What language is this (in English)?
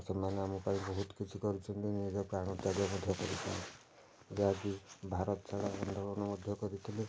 Odia